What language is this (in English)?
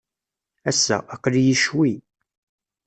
Kabyle